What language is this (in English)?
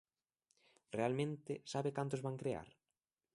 Galician